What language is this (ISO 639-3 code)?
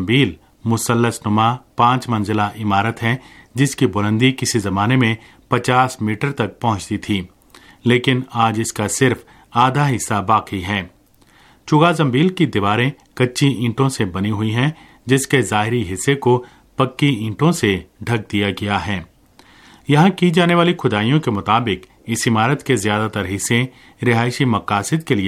urd